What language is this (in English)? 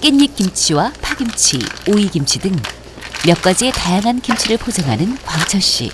Korean